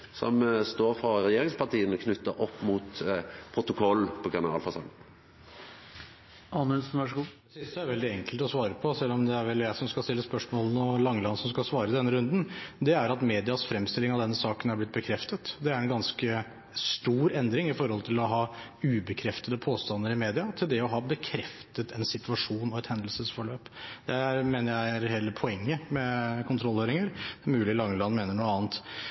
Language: Norwegian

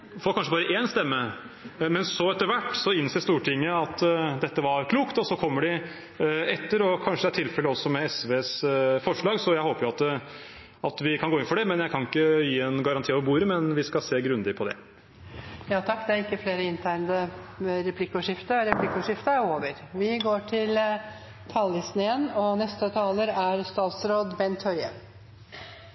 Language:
Norwegian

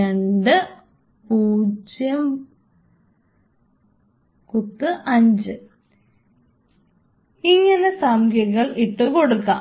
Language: Malayalam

